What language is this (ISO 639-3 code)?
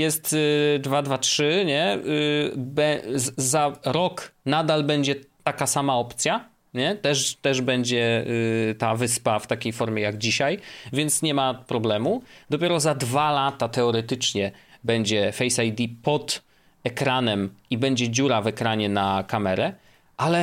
pol